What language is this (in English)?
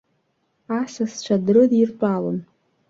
Abkhazian